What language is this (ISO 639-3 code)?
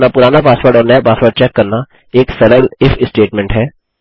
hin